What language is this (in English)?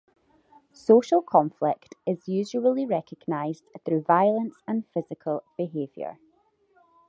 English